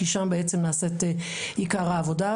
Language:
Hebrew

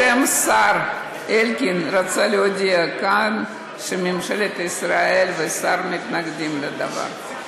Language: Hebrew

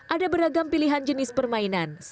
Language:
Indonesian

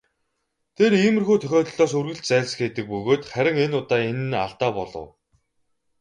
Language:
Mongolian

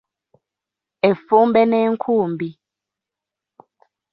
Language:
Ganda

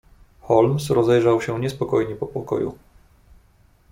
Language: Polish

